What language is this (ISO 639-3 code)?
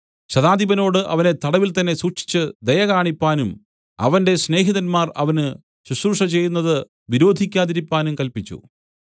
mal